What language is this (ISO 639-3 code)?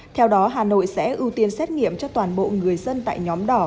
vie